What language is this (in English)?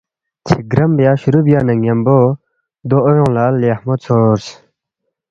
Balti